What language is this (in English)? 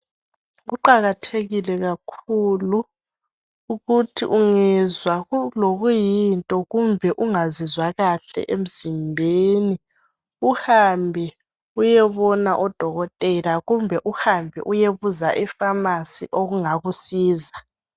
North Ndebele